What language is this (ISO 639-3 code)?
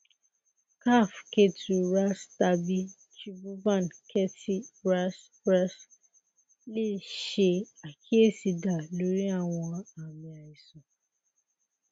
yor